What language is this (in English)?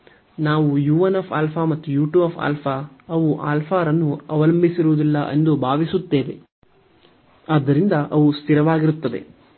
Kannada